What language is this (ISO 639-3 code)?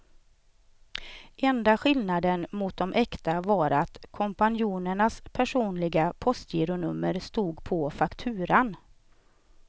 swe